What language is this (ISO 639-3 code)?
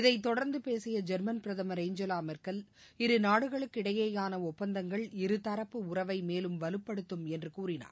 tam